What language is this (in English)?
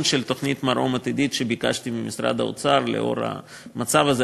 Hebrew